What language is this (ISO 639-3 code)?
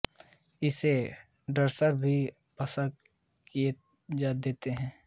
hin